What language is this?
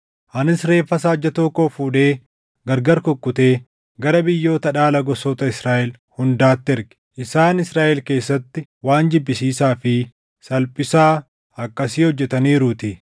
Oromo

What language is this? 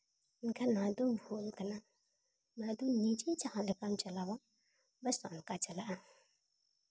Santali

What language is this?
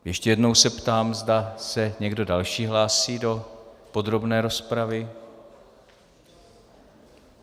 Czech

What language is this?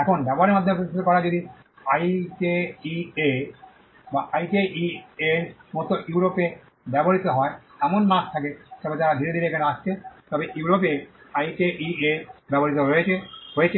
Bangla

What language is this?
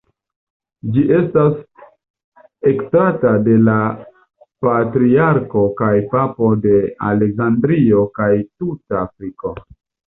Esperanto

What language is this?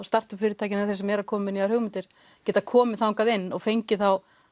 Icelandic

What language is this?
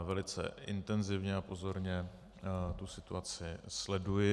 Czech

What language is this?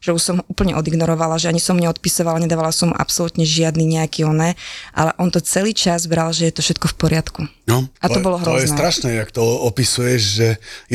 Slovak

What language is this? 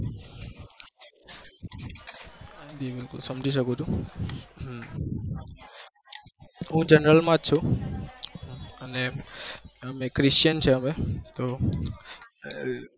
Gujarati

